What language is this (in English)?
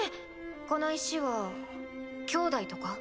Japanese